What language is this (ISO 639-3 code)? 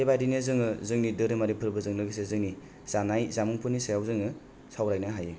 brx